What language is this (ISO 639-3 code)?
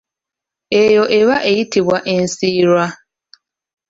lug